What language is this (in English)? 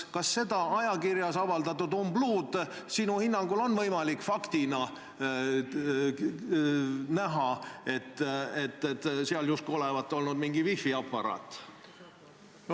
Estonian